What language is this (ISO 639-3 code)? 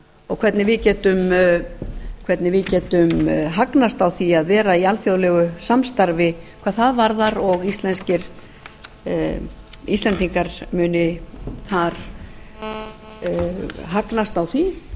isl